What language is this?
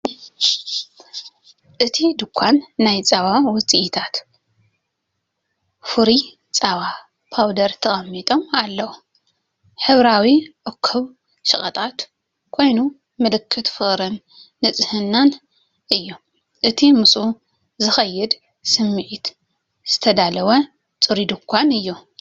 Tigrinya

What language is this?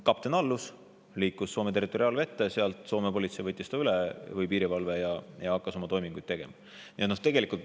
Estonian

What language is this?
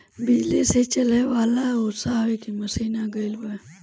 Bhojpuri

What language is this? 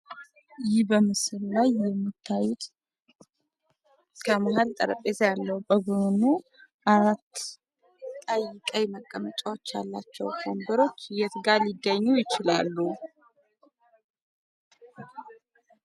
Amharic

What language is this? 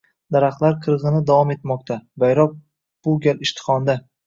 Uzbek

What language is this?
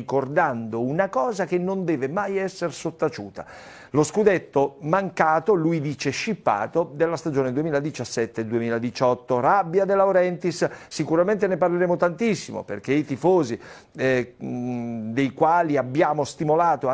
Italian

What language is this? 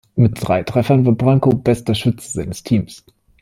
German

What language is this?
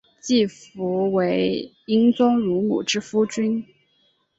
Chinese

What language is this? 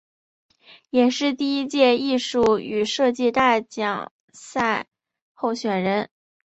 Chinese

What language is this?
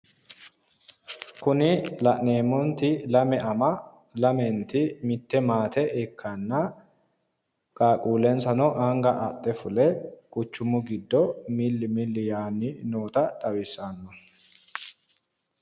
Sidamo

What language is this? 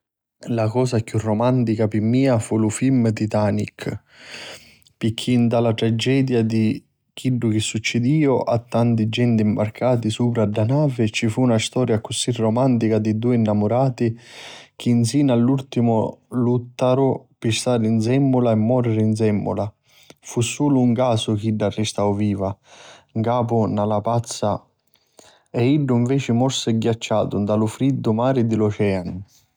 Sicilian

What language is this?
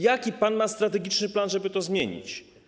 Polish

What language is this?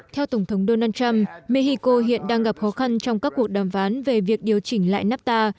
Vietnamese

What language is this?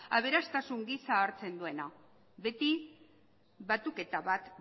Basque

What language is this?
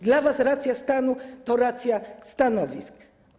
Polish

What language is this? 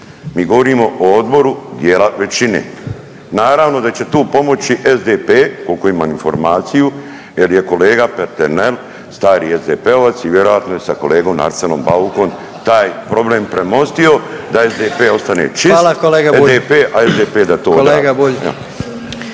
Croatian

